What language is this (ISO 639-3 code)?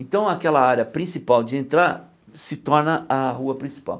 por